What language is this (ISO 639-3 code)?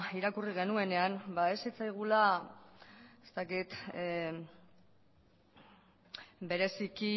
eus